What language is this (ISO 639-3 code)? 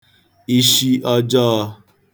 ibo